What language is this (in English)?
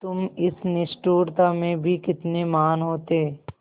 Hindi